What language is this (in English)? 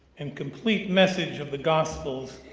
English